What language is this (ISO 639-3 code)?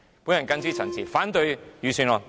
yue